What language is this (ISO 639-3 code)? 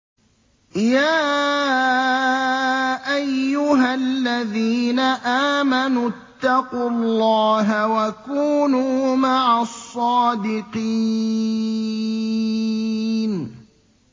ara